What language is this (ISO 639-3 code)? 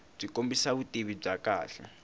tso